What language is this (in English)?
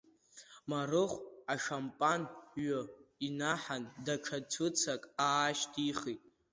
Abkhazian